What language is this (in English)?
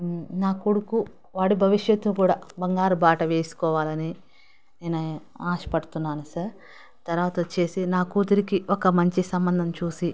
Telugu